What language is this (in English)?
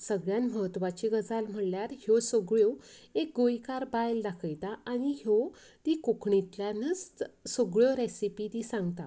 Konkani